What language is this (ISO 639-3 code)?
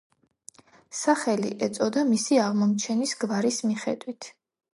kat